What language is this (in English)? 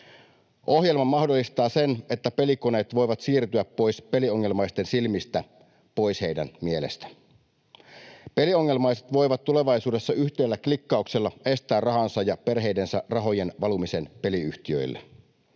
Finnish